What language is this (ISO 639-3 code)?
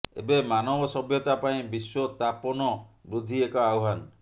ori